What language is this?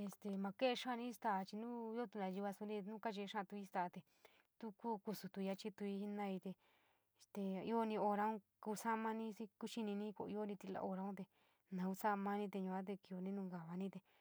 San Miguel El Grande Mixtec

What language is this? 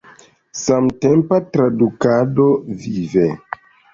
Esperanto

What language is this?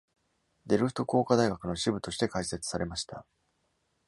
Japanese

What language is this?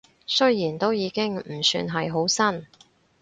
Cantonese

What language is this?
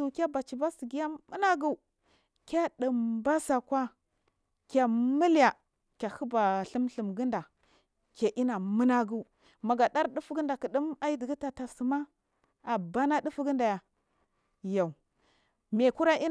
Marghi South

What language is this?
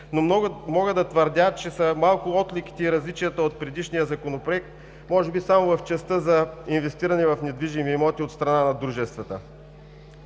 Bulgarian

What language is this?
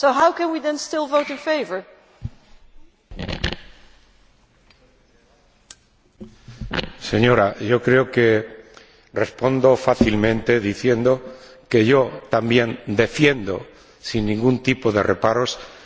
Spanish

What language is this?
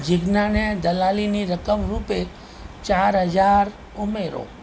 Gujarati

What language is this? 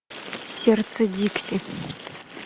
Russian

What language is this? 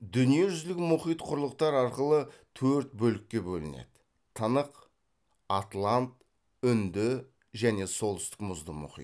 Kazakh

